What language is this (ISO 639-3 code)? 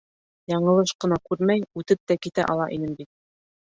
bak